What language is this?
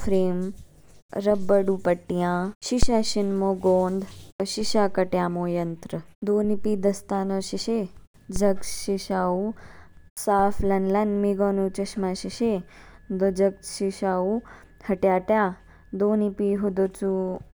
Kinnauri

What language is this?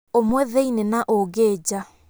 Kikuyu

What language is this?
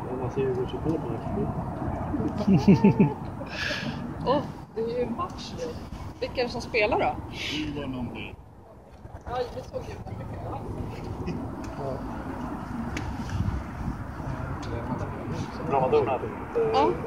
Swedish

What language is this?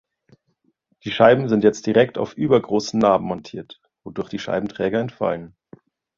German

